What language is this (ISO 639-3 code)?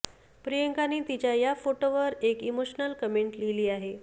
mar